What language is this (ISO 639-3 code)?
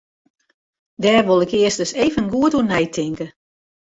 fry